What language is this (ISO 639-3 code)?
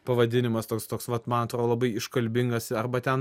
lit